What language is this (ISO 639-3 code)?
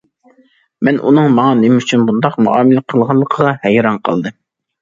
uig